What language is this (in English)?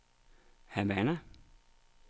Danish